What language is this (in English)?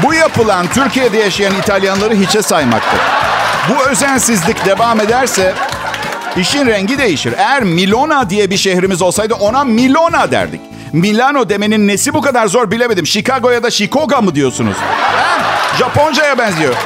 Turkish